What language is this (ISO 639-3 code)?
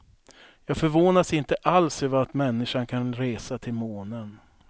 swe